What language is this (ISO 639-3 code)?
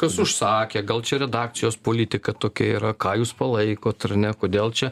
lit